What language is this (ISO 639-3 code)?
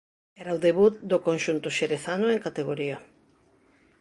glg